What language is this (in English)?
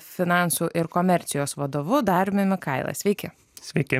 Lithuanian